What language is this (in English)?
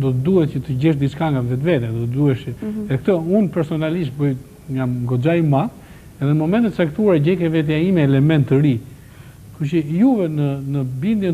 Romanian